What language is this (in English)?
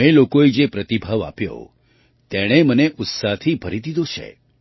Gujarati